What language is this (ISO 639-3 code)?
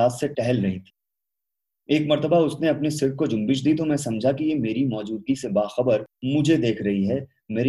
hin